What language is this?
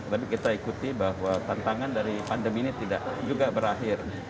Indonesian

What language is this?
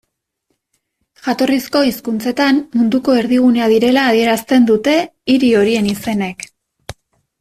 Basque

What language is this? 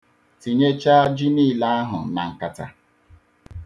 Igbo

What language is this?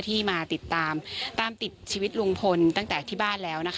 Thai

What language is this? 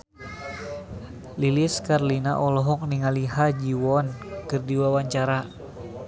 Sundanese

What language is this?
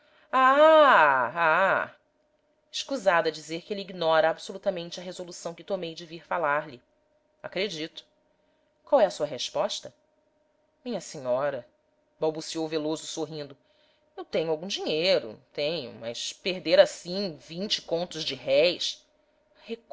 Portuguese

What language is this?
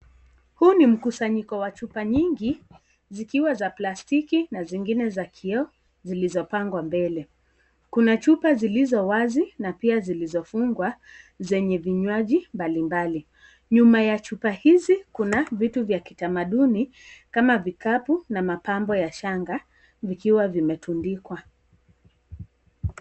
Swahili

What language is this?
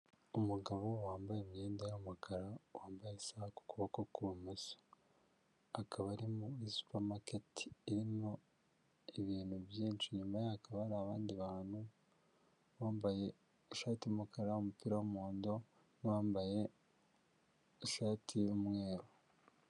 Kinyarwanda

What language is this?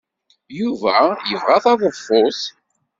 Kabyle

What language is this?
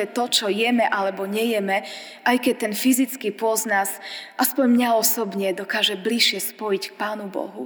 Slovak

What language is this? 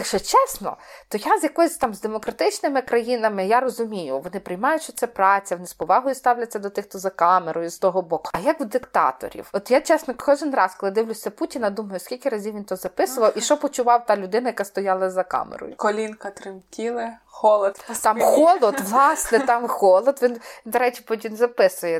Ukrainian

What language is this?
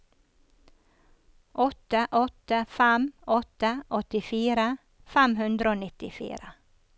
Norwegian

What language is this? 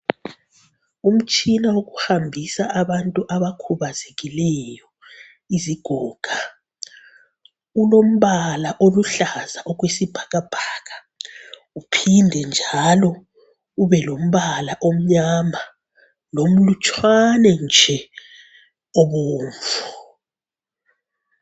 North Ndebele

